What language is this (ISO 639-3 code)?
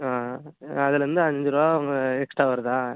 tam